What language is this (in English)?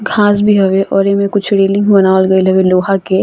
Bhojpuri